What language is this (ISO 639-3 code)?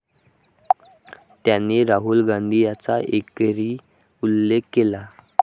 mar